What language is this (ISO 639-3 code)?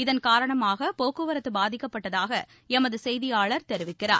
tam